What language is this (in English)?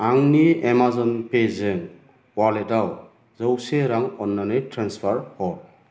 Bodo